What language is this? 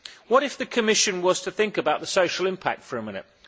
English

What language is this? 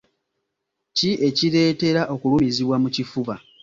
Ganda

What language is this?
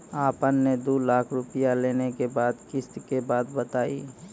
Maithili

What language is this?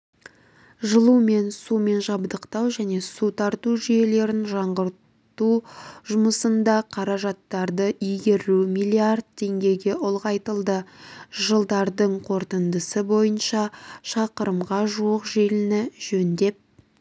Kazakh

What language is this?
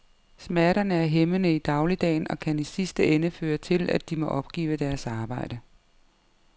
Danish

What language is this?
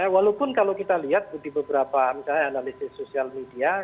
Indonesian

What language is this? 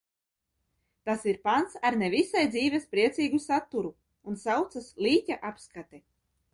Latvian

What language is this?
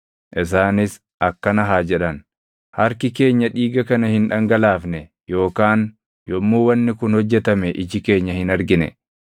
Oromo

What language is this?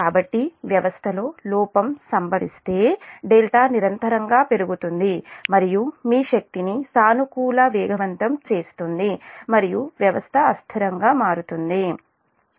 Telugu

